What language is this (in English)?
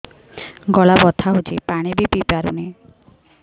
Odia